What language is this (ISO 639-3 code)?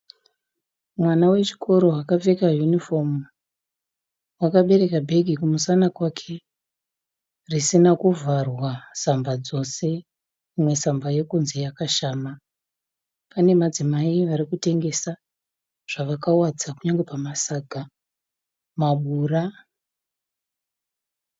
sna